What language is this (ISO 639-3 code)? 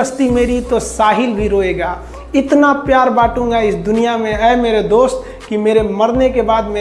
hin